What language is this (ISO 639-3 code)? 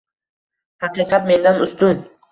uzb